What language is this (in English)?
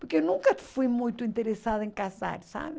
Portuguese